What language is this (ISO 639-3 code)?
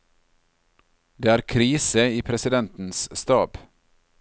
nor